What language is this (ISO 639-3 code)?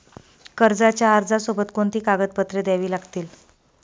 mar